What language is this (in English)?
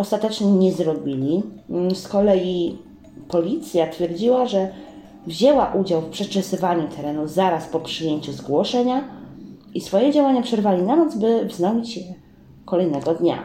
Polish